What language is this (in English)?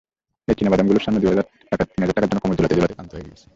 Bangla